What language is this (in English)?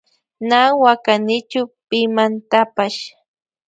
Loja Highland Quichua